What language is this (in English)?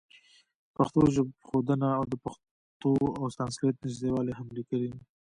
Pashto